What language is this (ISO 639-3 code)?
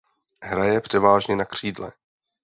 ces